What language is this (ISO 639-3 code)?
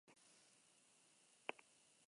eus